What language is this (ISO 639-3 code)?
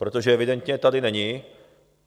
ces